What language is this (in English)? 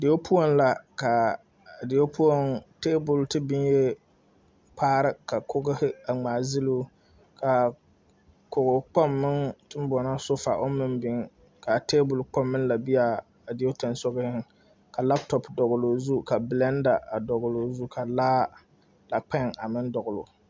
Southern Dagaare